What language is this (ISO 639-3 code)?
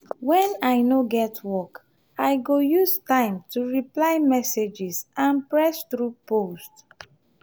pcm